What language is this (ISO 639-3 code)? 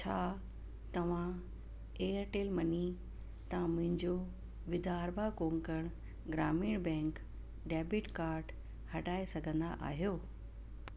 snd